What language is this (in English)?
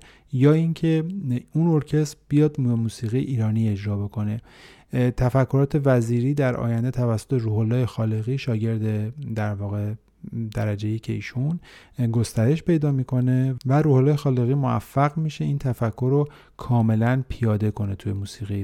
Persian